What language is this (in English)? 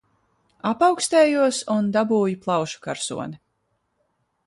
Latvian